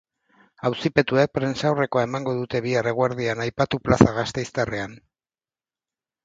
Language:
Basque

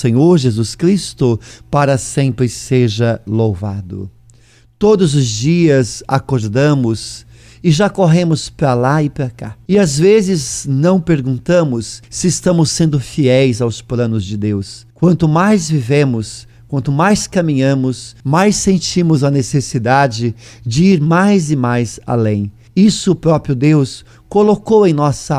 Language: Portuguese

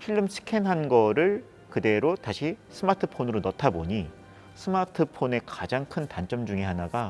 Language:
Korean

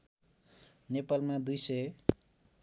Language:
Nepali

